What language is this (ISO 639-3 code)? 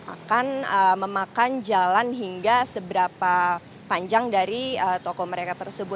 ind